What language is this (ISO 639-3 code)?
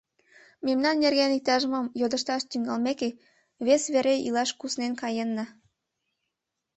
chm